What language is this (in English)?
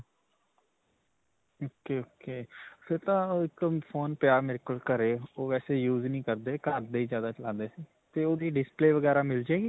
Punjabi